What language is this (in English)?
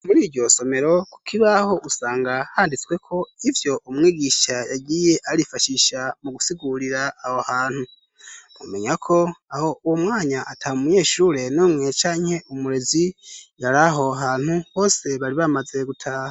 Rundi